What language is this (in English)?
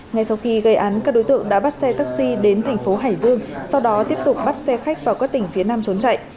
Vietnamese